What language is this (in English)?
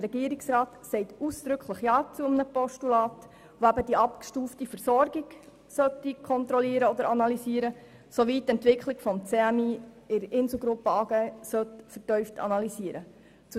Swiss German